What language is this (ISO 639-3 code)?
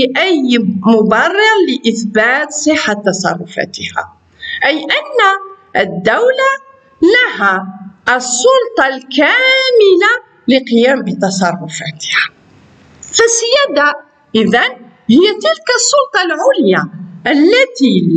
ara